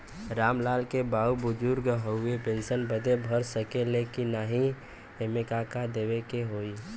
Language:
Bhojpuri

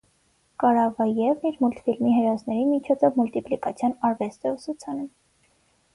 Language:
Armenian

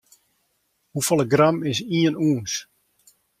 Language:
Western Frisian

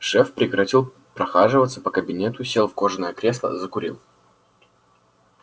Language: Russian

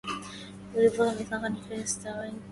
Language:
Arabic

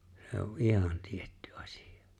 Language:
Finnish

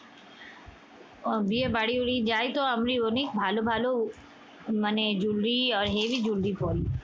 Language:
Bangla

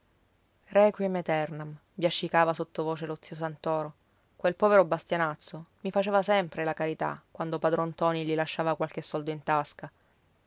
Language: Italian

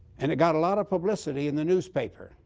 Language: English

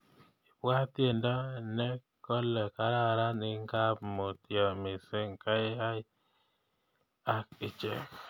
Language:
Kalenjin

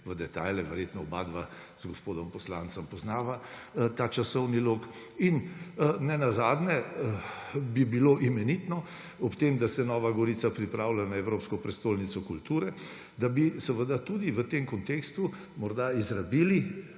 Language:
Slovenian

